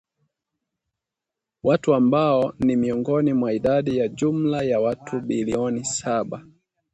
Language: Swahili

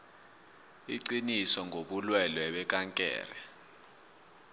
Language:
South Ndebele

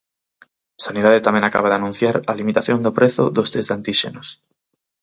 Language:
Galician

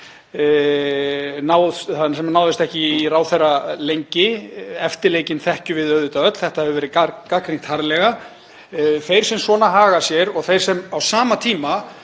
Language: Icelandic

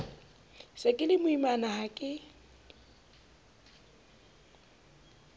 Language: Southern Sotho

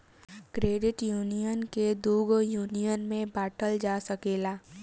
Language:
Bhojpuri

